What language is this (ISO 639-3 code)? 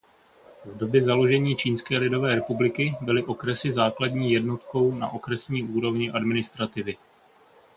ces